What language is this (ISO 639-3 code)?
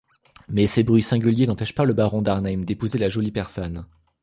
fra